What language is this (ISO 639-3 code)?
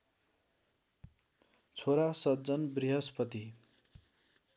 nep